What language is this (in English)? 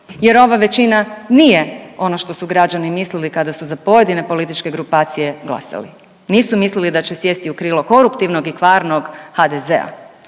Croatian